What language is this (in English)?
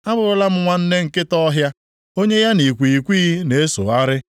Igbo